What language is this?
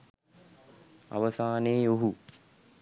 Sinhala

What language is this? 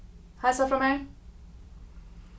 Faroese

